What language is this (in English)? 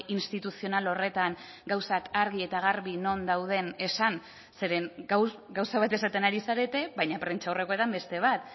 Basque